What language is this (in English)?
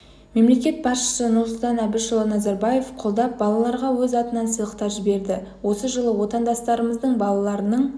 Kazakh